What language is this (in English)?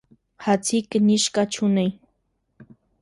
Armenian